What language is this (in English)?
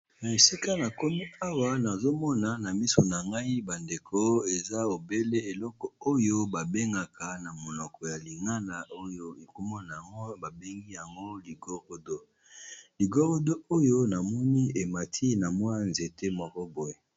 Lingala